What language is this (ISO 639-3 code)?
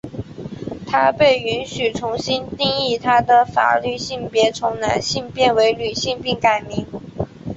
zho